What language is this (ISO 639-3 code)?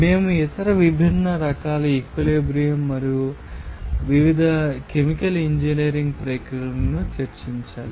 tel